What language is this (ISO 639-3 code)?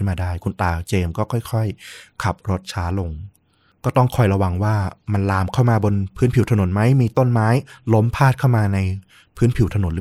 tha